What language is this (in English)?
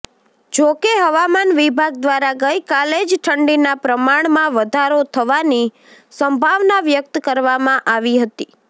Gujarati